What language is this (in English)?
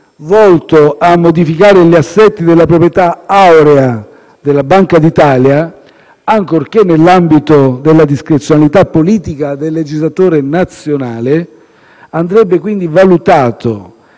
Italian